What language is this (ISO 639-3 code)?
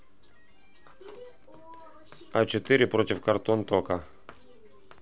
rus